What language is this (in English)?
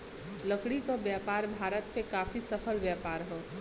Bhojpuri